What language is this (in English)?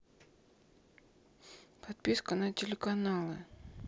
Russian